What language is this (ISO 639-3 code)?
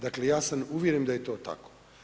hrv